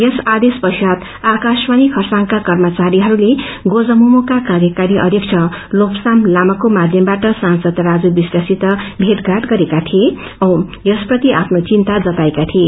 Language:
Nepali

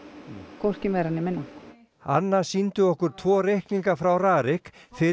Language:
Icelandic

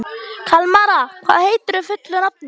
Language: Icelandic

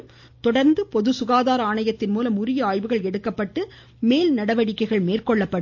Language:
Tamil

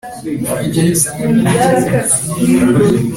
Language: Kinyarwanda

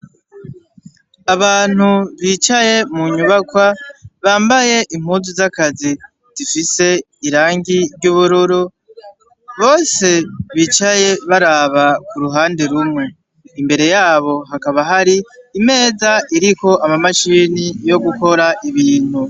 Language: Rundi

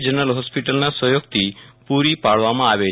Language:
Gujarati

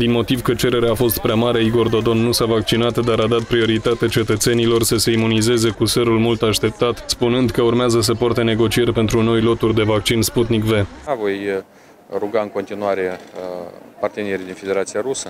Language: Romanian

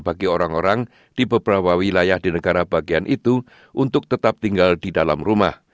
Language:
Indonesian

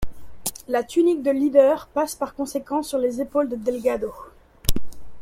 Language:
French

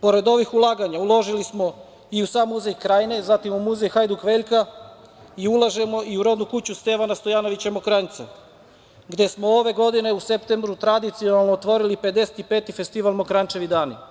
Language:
Serbian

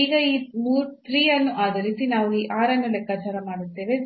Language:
Kannada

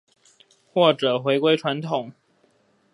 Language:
Chinese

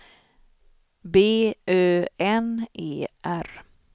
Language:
Swedish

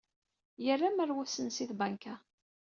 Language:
Kabyle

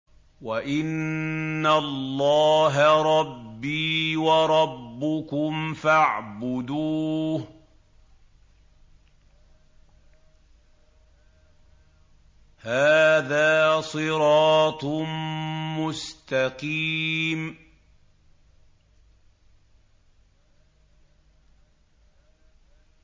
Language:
Arabic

